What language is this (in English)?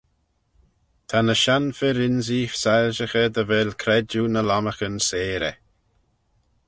Manx